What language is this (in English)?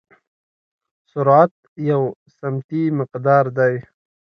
Pashto